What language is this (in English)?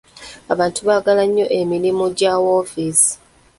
Ganda